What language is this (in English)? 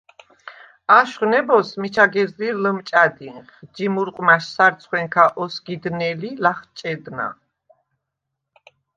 Svan